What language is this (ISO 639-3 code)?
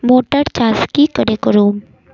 mag